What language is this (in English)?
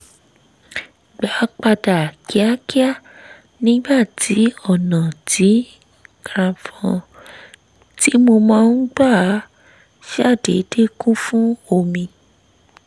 Yoruba